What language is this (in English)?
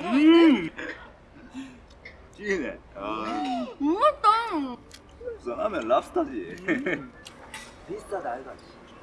Korean